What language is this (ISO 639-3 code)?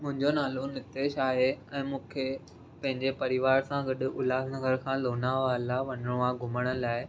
snd